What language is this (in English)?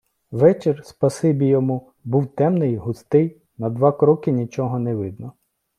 Ukrainian